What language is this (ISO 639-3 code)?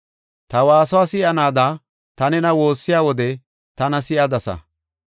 gof